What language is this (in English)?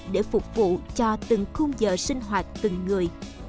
Vietnamese